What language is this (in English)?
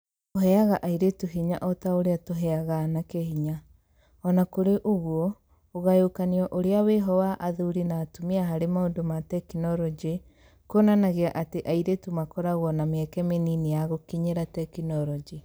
Kikuyu